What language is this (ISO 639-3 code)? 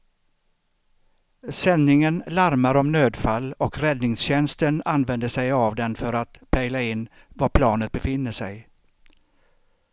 swe